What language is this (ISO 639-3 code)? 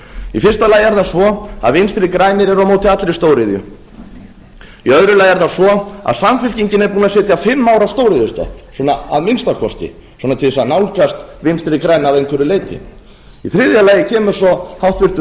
isl